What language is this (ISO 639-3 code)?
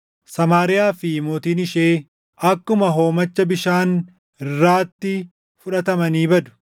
orm